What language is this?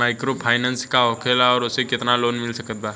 Bhojpuri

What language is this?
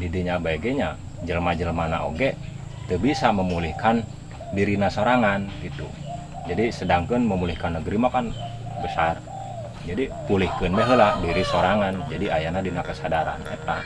Indonesian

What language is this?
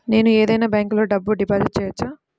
Telugu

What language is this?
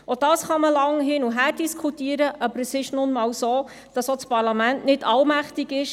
Swiss German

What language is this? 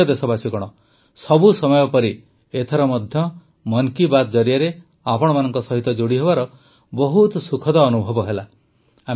Odia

